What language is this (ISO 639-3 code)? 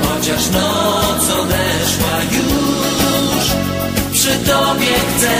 pol